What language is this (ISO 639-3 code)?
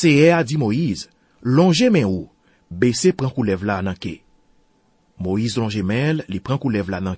fra